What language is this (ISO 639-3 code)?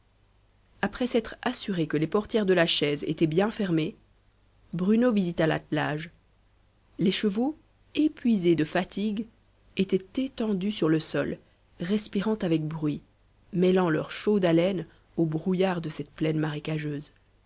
fra